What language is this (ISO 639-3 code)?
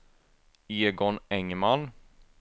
swe